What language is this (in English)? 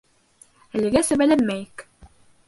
Bashkir